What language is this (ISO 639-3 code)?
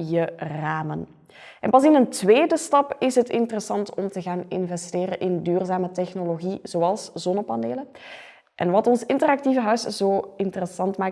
nld